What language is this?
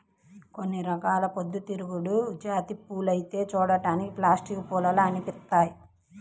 Telugu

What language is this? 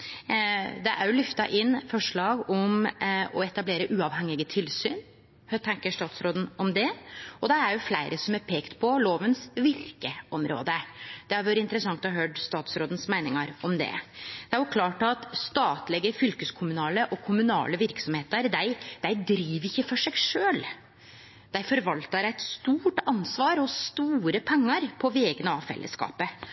Norwegian Nynorsk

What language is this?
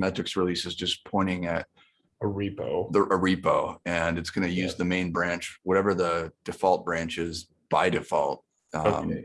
English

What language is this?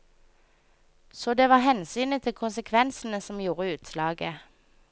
Norwegian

